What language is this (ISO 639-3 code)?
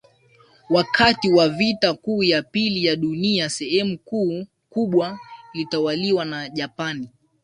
swa